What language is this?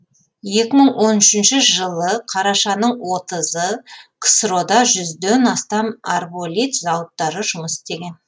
Kazakh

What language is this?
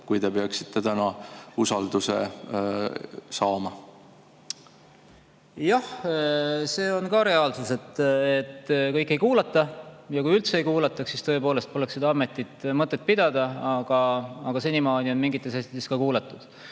Estonian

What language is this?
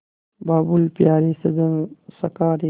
Hindi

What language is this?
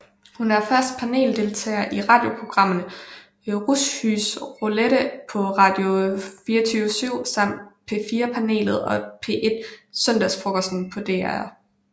Danish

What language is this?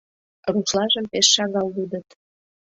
Mari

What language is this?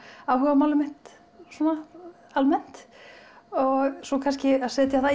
Icelandic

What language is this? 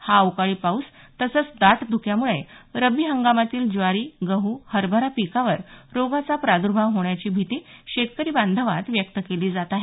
Marathi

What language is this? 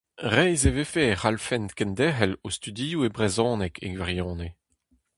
Breton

